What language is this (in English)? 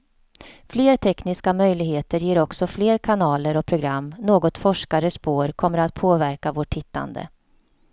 Swedish